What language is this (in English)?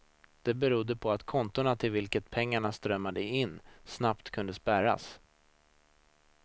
Swedish